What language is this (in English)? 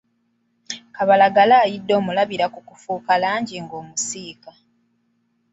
Ganda